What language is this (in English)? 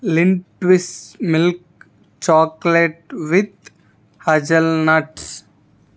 Telugu